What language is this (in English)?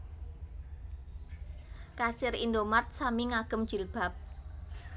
Javanese